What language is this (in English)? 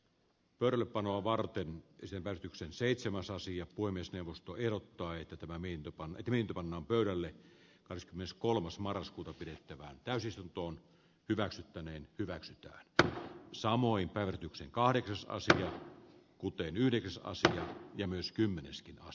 Finnish